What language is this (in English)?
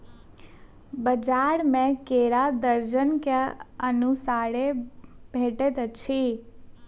Maithili